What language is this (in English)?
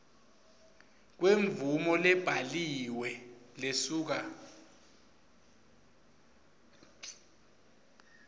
Swati